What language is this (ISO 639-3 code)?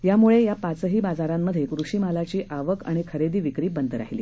mar